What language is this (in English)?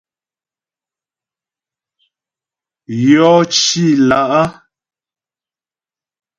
Ghomala